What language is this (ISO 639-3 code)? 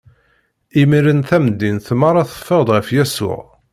kab